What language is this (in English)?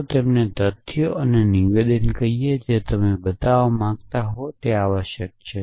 Gujarati